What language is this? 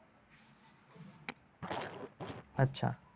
Gujarati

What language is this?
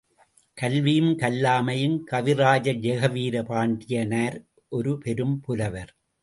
Tamil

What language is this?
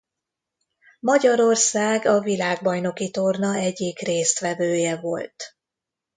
Hungarian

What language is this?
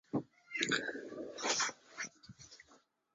Chinese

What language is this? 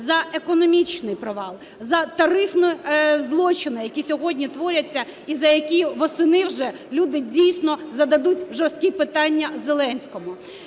Ukrainian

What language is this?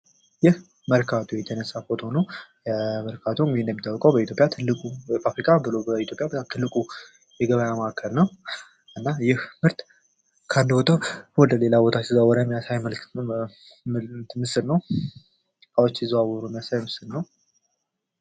Amharic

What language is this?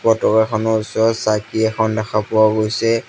Assamese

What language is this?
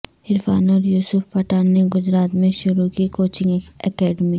Urdu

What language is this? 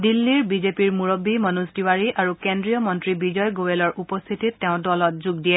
Assamese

